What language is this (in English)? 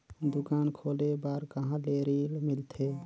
Chhattisgarhi